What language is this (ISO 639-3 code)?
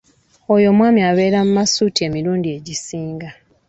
lug